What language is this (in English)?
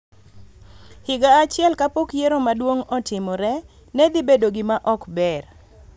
Luo (Kenya and Tanzania)